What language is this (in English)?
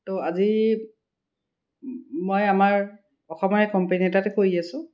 Assamese